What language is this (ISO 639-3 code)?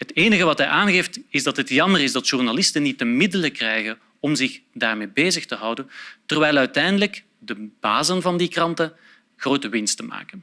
nld